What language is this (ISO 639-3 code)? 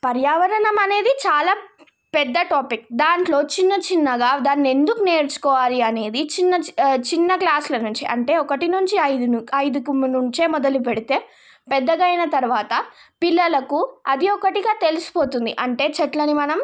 tel